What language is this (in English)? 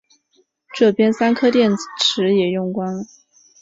Chinese